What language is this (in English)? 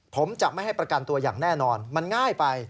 Thai